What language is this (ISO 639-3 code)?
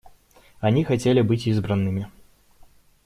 rus